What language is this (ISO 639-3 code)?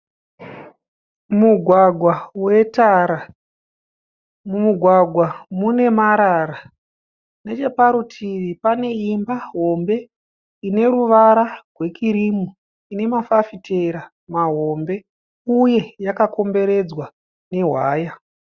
sna